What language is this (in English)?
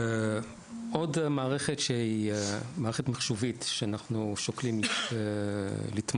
Hebrew